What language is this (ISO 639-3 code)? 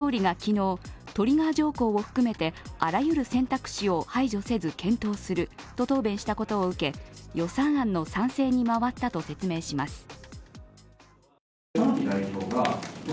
jpn